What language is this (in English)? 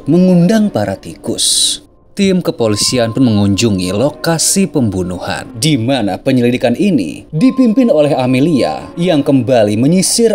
Indonesian